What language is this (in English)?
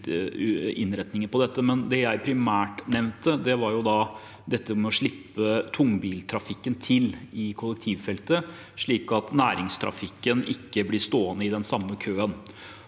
Norwegian